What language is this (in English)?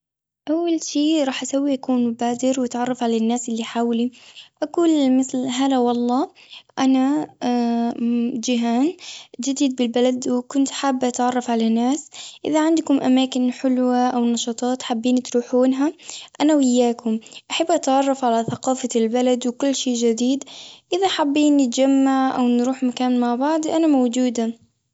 Gulf Arabic